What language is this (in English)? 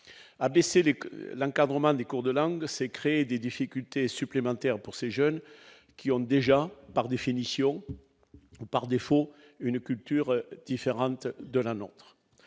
French